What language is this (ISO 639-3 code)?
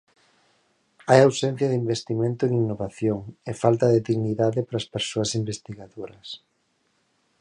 glg